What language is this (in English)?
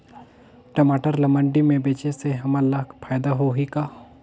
Chhattisgarhi